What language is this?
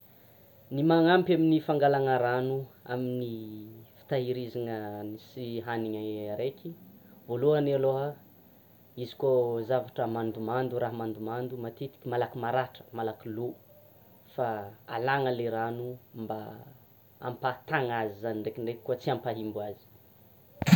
Tsimihety Malagasy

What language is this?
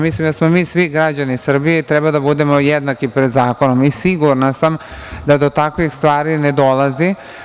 Serbian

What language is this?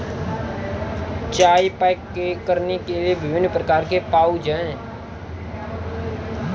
Hindi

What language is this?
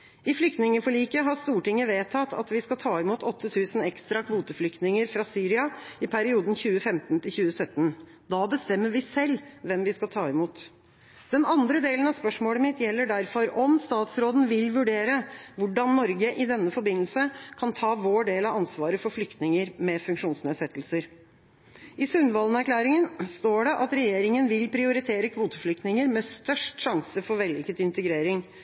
Norwegian Bokmål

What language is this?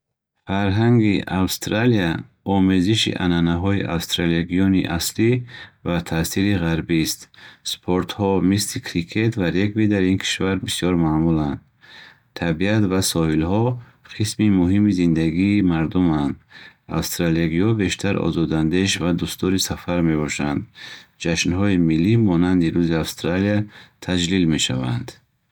Bukharic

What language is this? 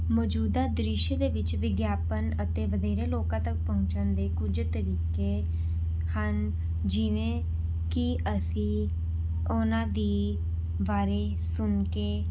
Punjabi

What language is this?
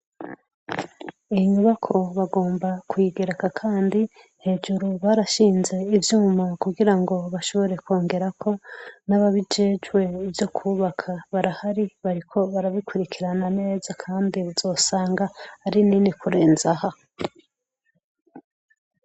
Rundi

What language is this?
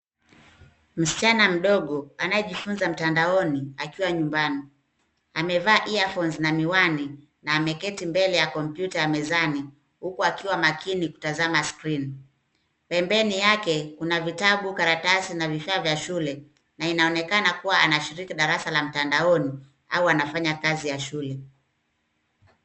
Swahili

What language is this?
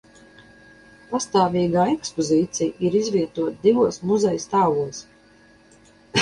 Latvian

